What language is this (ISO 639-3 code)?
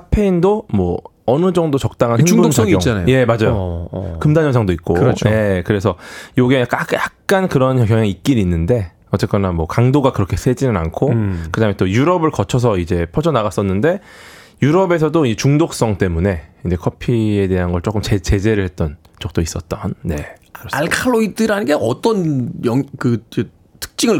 kor